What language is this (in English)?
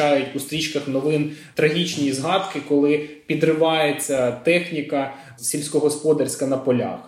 Ukrainian